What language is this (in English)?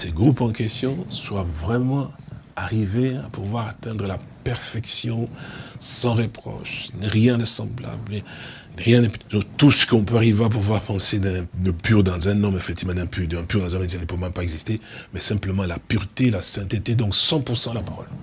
French